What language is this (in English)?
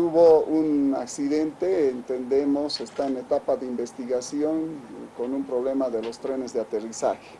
Spanish